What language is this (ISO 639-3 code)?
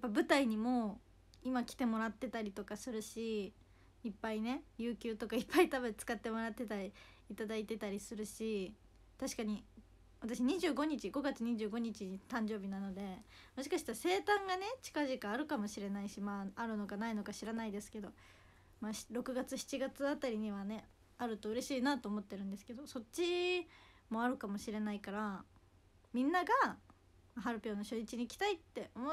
jpn